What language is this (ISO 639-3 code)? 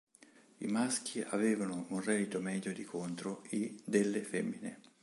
ita